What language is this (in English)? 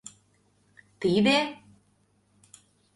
Mari